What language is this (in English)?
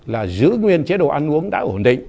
Vietnamese